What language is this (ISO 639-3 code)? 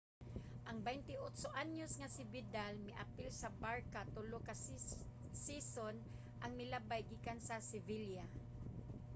ceb